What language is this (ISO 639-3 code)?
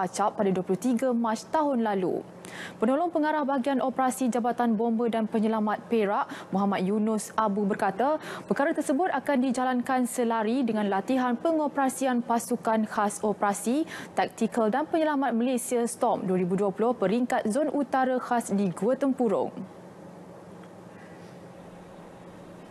msa